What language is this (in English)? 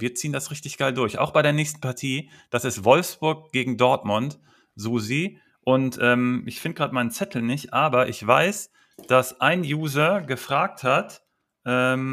German